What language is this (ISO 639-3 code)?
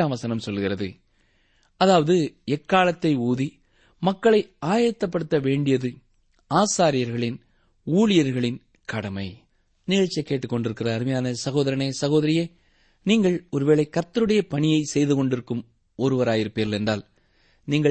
tam